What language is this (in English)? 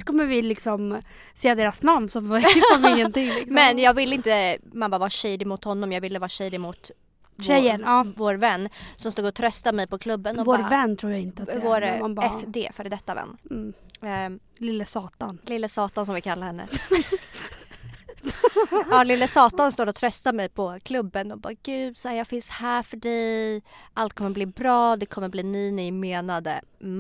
Swedish